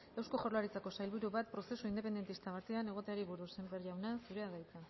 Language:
Basque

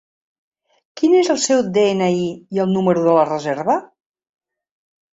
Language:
Catalan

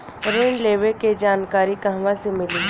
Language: Bhojpuri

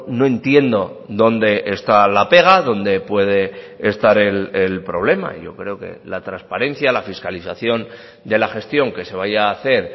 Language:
Spanish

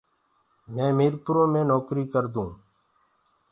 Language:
Gurgula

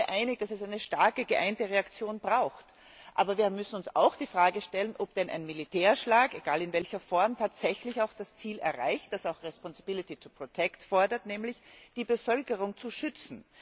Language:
German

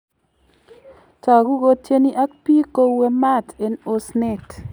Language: Kalenjin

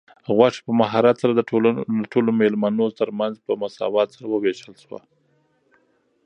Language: Pashto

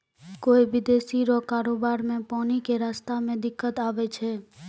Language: Maithili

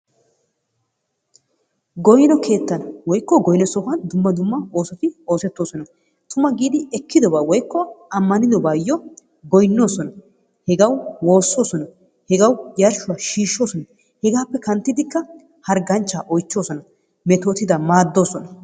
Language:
Wolaytta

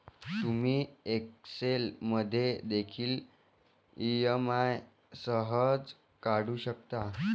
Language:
Marathi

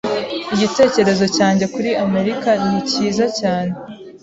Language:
Kinyarwanda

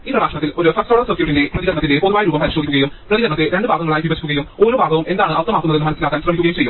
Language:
Malayalam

